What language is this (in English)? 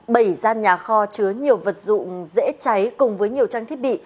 Vietnamese